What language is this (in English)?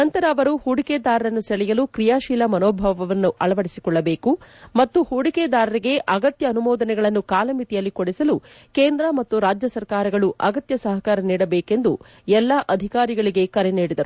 Kannada